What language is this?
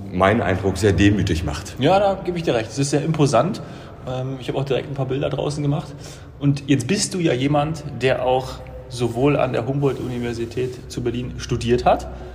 German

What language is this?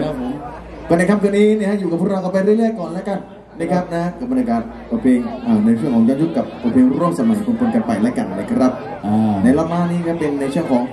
Thai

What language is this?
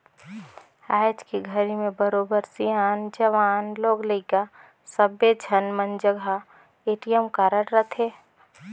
Chhattisgarhi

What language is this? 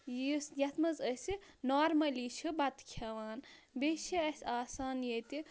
Kashmiri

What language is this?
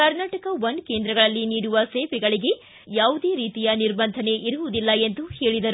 Kannada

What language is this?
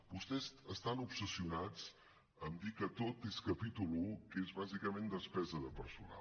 Catalan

